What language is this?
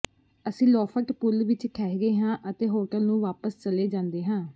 Punjabi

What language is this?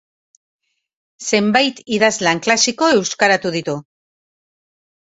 Basque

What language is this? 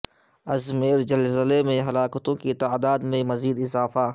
Urdu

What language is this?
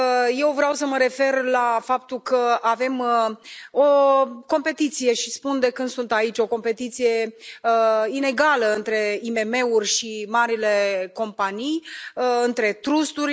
Romanian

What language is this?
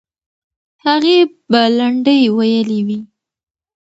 Pashto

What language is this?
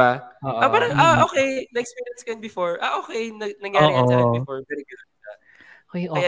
Filipino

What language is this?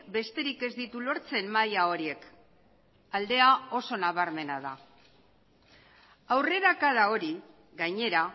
Basque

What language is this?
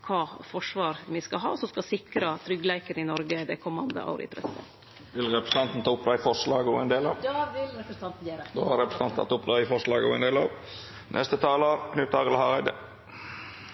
Norwegian Nynorsk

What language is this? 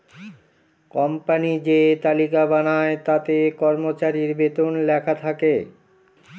Bangla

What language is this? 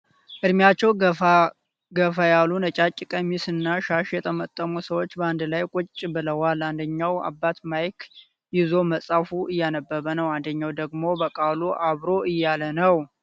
Amharic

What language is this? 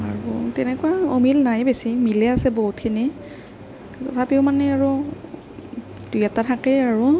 Assamese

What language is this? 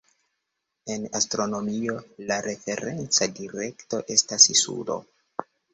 Esperanto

